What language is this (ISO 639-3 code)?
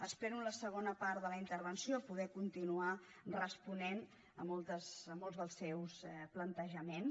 cat